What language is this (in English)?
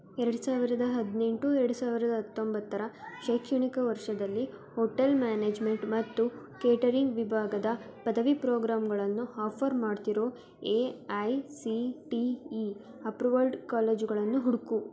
Kannada